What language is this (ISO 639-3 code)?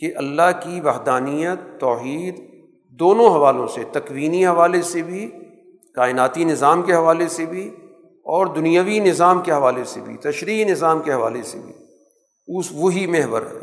urd